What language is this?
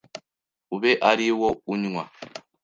Kinyarwanda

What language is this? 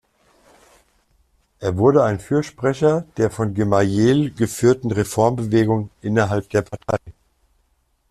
German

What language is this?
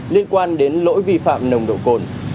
Vietnamese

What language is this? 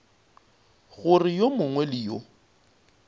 Northern Sotho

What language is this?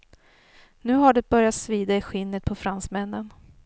Swedish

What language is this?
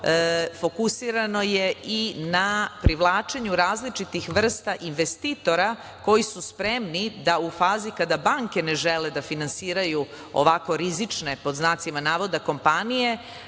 Serbian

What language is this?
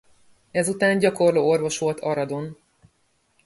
Hungarian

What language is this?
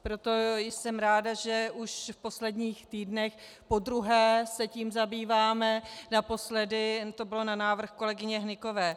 Czech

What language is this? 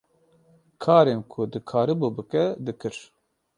Kurdish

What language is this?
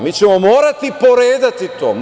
Serbian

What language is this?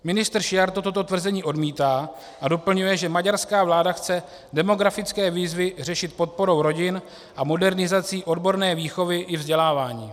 Czech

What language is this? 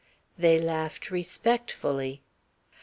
English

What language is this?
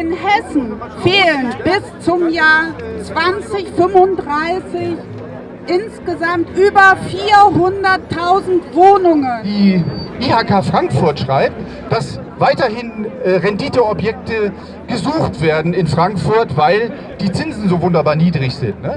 German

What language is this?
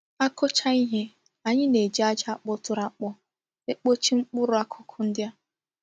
Igbo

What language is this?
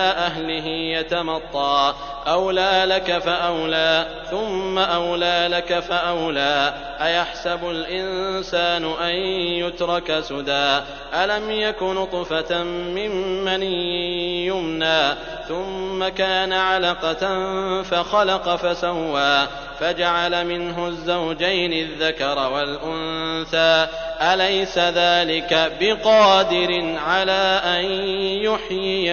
Arabic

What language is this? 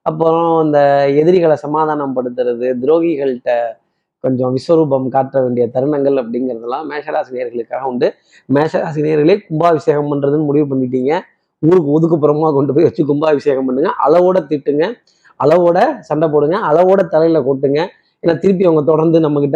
Tamil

